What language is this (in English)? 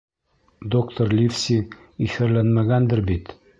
Bashkir